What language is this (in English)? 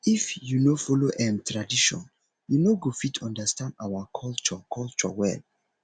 Nigerian Pidgin